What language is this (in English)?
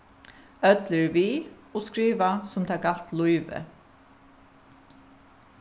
Faroese